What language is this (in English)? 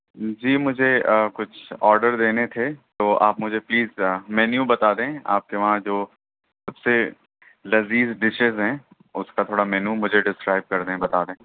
Urdu